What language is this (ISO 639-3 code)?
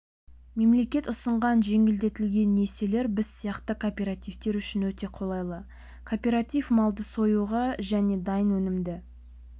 kaz